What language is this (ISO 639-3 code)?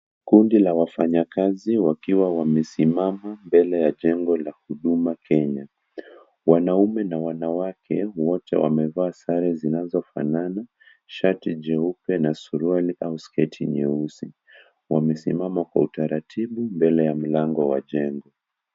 swa